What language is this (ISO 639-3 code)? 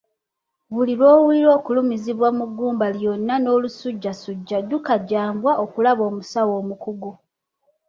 lug